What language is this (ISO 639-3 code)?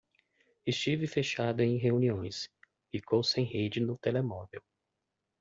por